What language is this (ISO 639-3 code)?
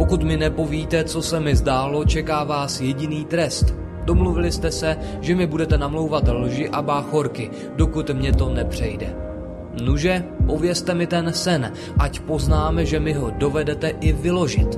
ces